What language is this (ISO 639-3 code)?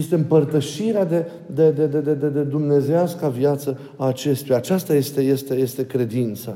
ron